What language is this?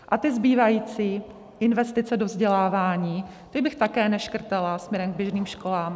Czech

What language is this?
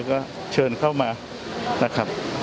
Thai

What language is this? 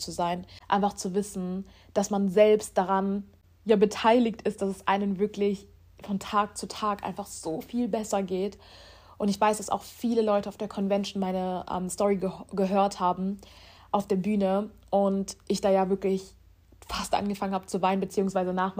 German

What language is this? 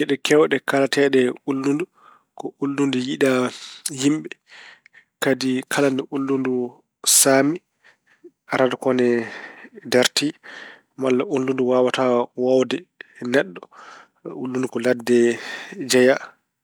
Fula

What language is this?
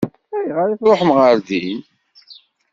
Kabyle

